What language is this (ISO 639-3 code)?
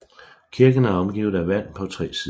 dan